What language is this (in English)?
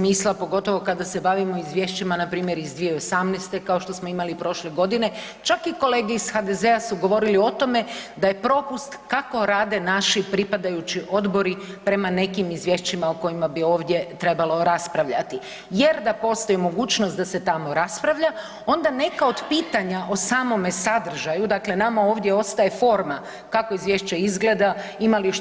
Croatian